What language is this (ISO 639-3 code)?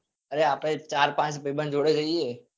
guj